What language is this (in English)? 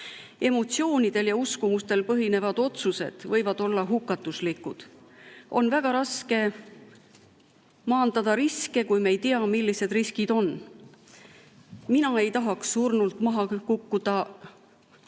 Estonian